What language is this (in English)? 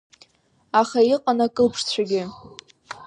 Abkhazian